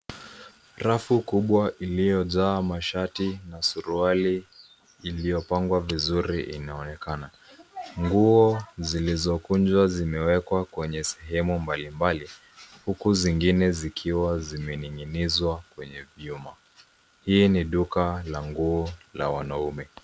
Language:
Swahili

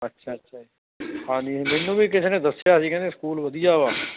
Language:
Punjabi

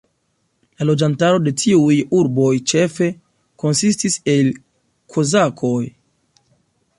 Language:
Esperanto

